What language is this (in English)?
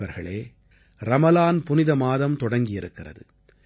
Tamil